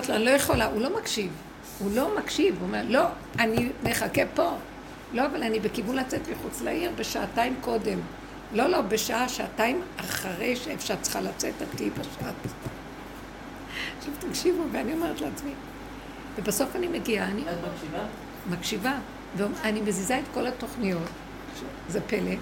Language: Hebrew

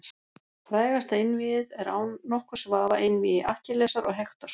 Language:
Icelandic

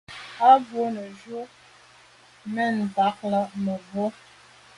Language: Medumba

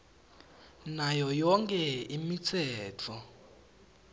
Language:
Swati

